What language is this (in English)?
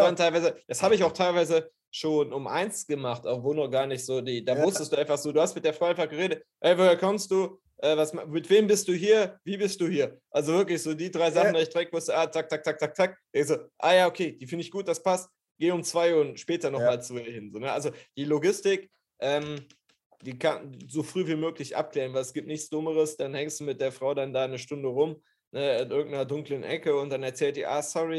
German